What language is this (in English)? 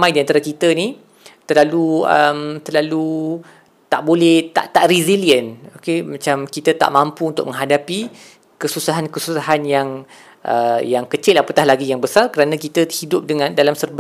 Malay